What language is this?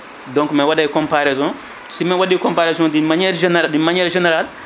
Fula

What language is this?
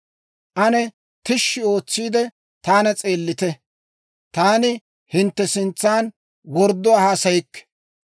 Dawro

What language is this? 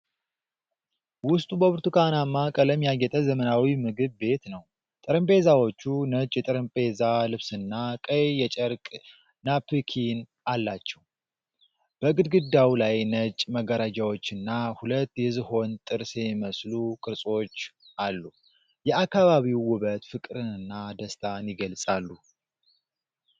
Amharic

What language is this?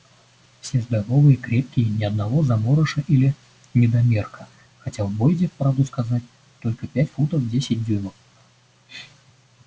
Russian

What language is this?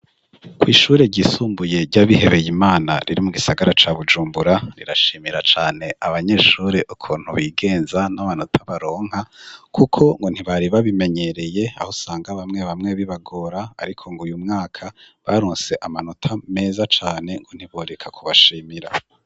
Rundi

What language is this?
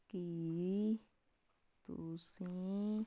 Punjabi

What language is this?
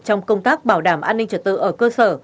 Vietnamese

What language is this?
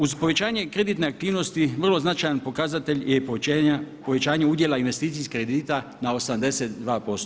Croatian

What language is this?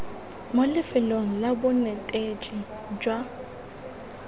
Tswana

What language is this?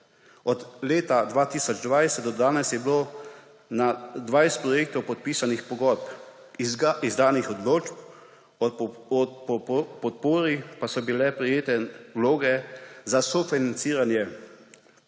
Slovenian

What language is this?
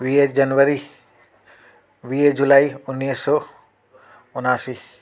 Sindhi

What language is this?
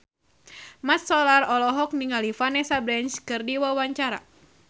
Sundanese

